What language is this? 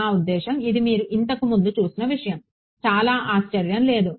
Telugu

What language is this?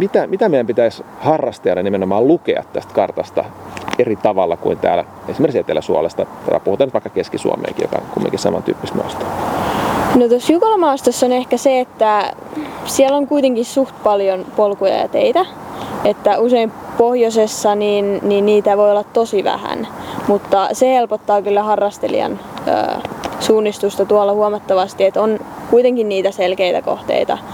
Finnish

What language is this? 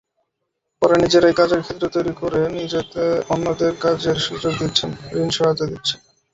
Bangla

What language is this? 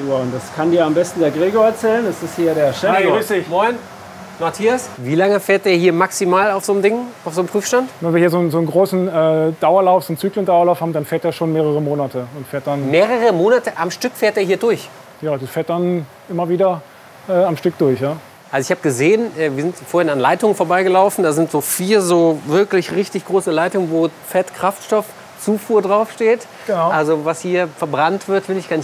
German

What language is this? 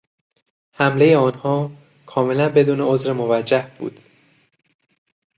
Persian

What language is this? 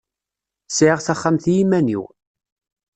Kabyle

